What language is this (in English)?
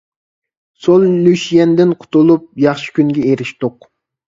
Uyghur